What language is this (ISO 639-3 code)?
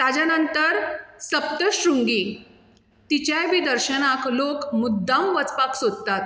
kok